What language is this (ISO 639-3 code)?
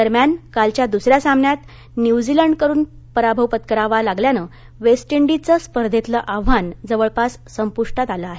mar